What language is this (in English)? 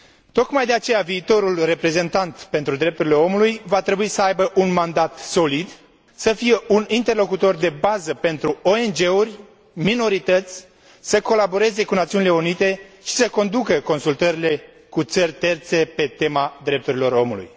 Romanian